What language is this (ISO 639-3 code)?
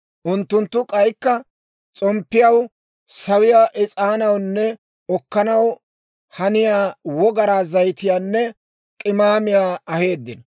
dwr